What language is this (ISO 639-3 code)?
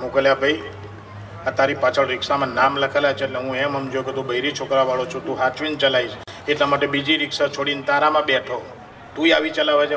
guj